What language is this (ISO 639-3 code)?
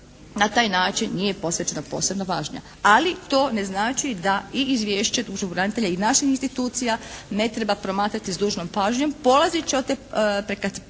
hrv